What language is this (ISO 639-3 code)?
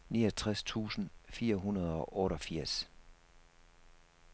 dan